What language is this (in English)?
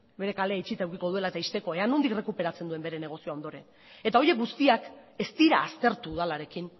Basque